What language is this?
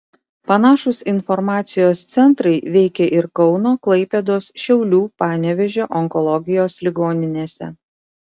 Lithuanian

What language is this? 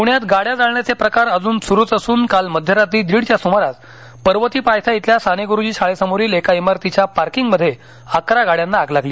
Marathi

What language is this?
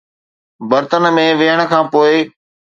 Sindhi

